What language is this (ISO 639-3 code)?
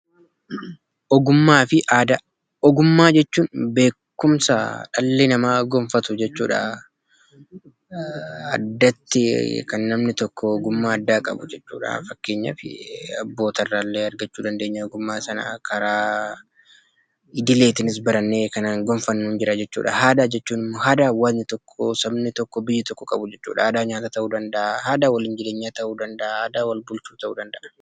orm